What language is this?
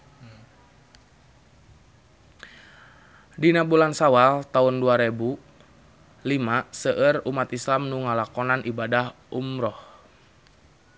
Sundanese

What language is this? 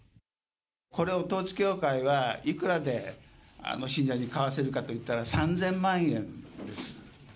Japanese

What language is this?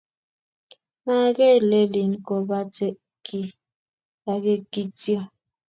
Kalenjin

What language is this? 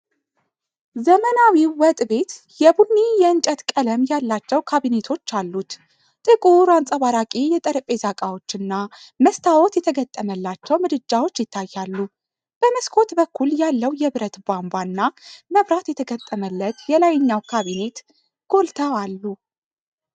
Amharic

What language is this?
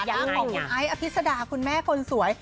Thai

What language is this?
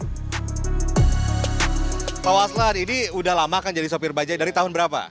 Indonesian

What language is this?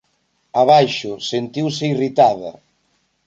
Galician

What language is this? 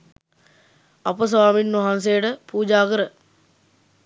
Sinhala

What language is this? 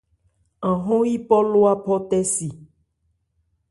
Ebrié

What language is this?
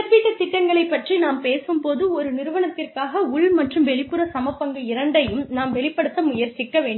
Tamil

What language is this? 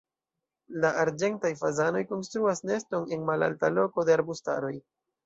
Esperanto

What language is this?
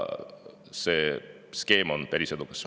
Estonian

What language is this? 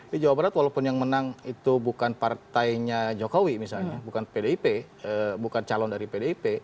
Indonesian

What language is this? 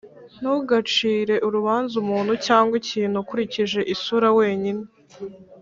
Kinyarwanda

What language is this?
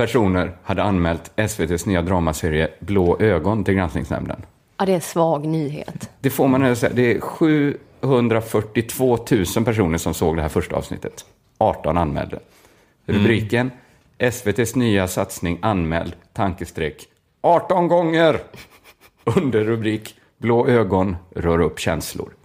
Swedish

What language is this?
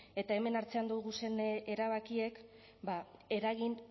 Basque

